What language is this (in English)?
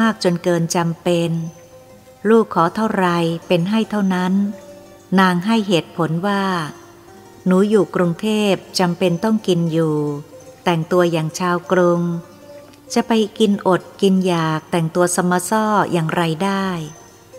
Thai